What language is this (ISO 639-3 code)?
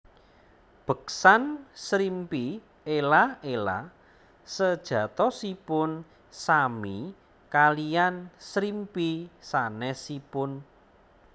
jav